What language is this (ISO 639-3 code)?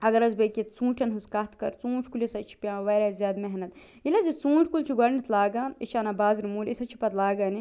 kas